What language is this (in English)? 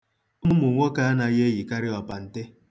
Igbo